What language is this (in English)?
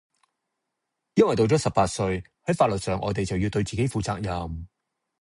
Cantonese